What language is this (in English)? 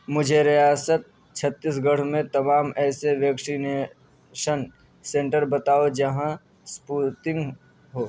Urdu